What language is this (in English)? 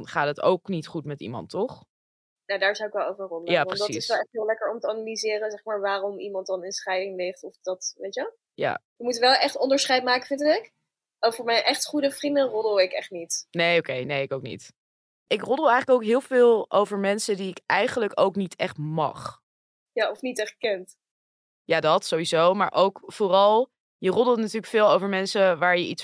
Dutch